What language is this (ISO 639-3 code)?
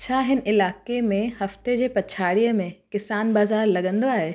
snd